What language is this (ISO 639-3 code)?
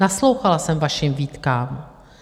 ces